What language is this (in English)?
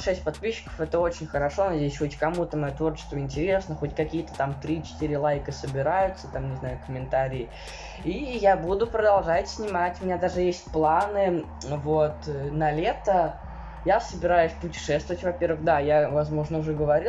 Russian